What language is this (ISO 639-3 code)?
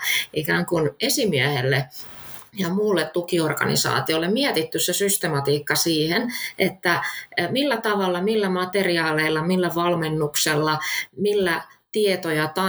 fin